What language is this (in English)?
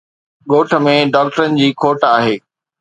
Sindhi